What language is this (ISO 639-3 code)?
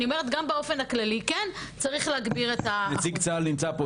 heb